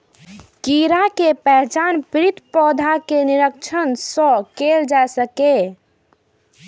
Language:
Maithili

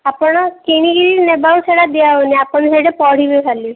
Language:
Odia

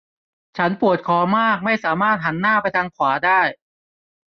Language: Thai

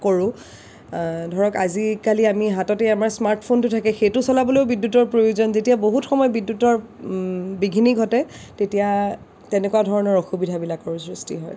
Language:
Assamese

